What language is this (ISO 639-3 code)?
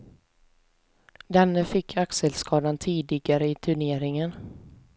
swe